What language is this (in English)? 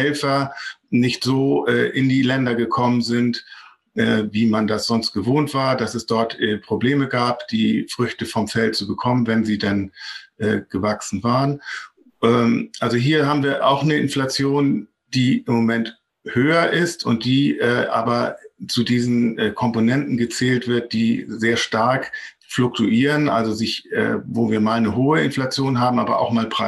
German